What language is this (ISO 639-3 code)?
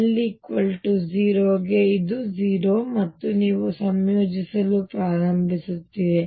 kan